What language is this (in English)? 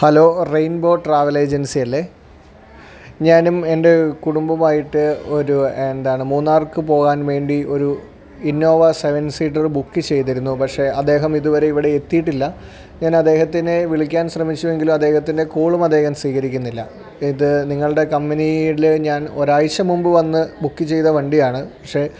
Malayalam